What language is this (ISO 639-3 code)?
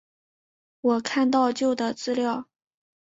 zho